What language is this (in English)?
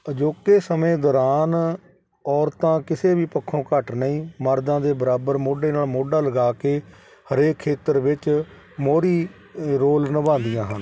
Punjabi